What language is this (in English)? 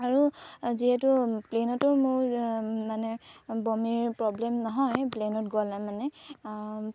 Assamese